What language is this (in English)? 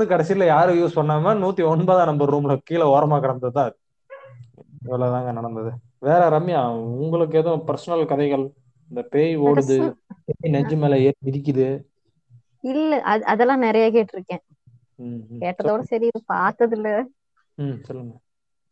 Tamil